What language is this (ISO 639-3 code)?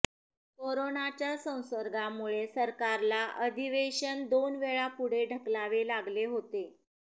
mar